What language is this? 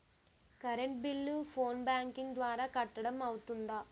Telugu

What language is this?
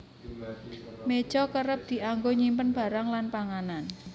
Javanese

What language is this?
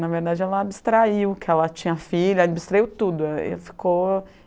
Portuguese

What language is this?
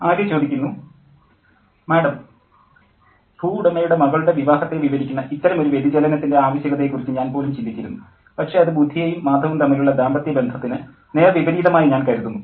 Malayalam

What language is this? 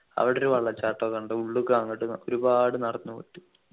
Malayalam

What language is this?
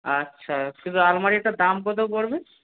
Bangla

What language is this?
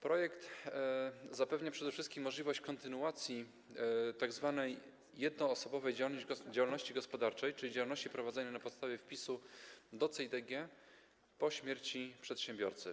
Polish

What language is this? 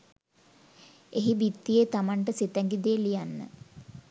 Sinhala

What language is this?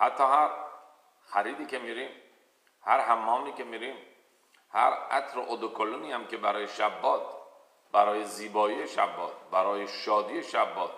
Persian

